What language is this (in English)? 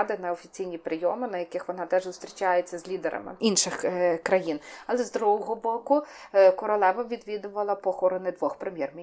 Ukrainian